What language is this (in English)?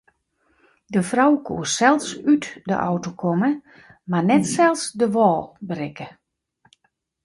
Western Frisian